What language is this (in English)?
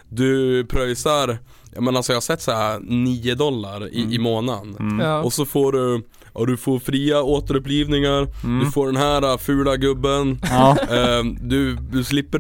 Swedish